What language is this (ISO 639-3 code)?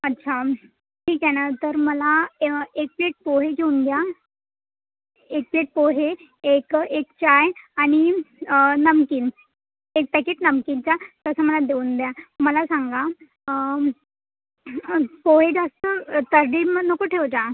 mar